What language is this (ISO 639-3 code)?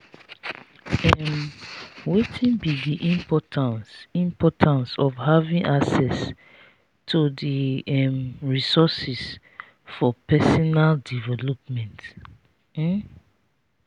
pcm